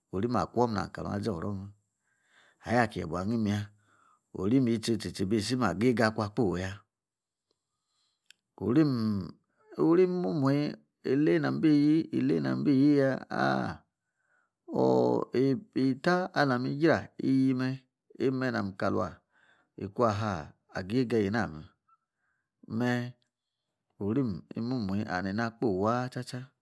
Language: Yace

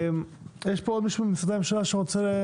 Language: Hebrew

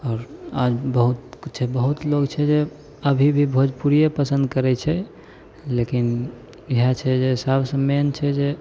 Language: Maithili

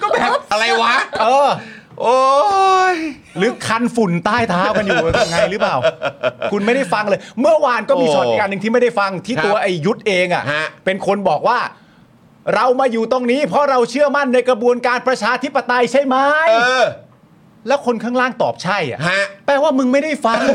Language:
Thai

